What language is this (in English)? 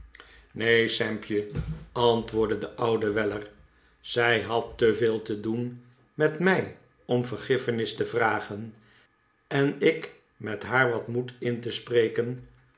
Dutch